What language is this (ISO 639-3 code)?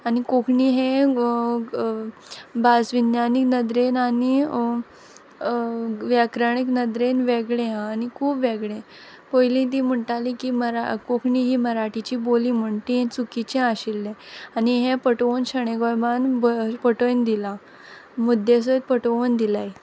kok